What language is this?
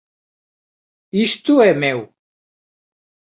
Galician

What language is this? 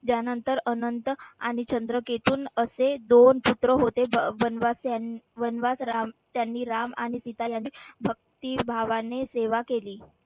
Marathi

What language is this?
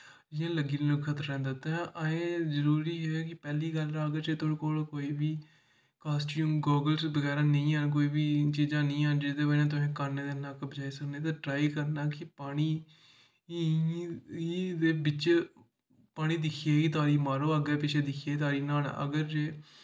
Dogri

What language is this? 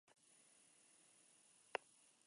Spanish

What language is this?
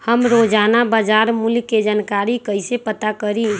Magahi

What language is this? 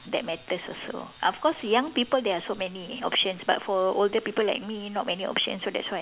English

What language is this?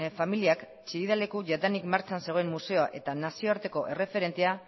Basque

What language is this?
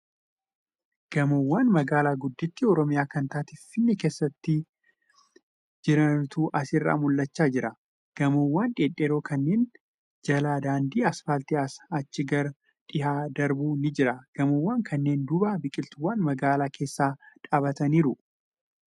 Oromo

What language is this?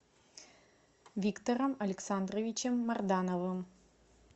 Russian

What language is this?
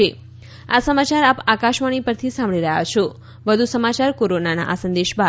Gujarati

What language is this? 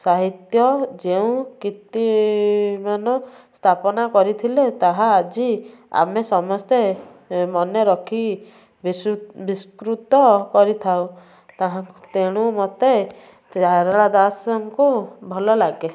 Odia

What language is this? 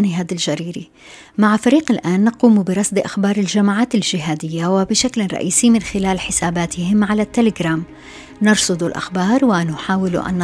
Arabic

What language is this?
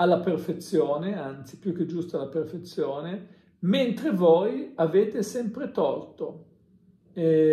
Italian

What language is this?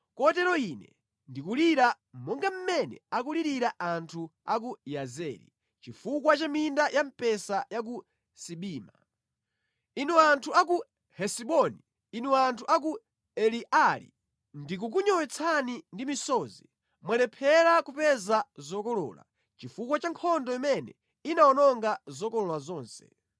Nyanja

